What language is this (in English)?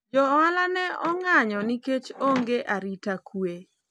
Luo (Kenya and Tanzania)